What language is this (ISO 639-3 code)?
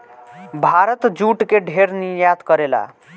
bho